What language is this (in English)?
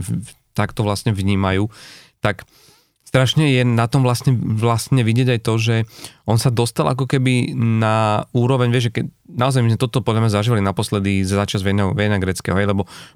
Slovak